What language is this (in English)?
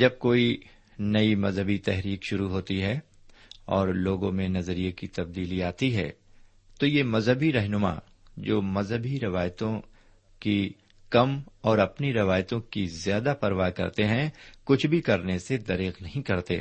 Urdu